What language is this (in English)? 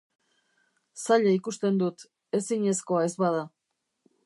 Basque